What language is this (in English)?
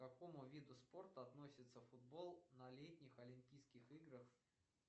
Russian